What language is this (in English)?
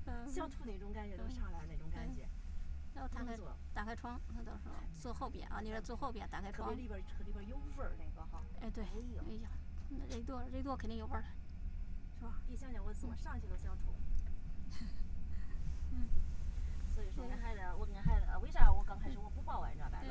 Chinese